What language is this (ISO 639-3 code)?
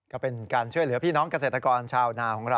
tha